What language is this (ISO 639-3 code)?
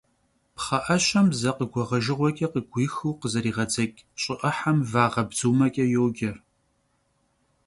kbd